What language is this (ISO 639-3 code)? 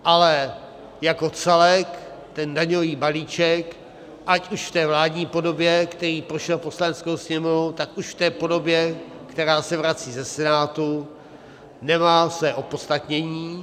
ces